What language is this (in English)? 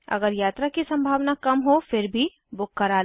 Hindi